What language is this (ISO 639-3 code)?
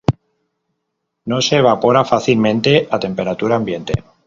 spa